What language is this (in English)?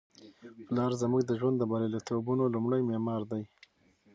Pashto